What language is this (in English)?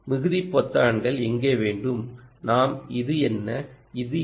Tamil